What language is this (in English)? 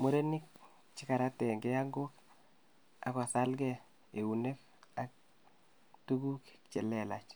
Kalenjin